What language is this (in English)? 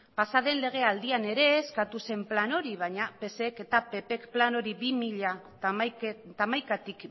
Basque